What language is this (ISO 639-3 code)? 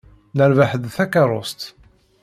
kab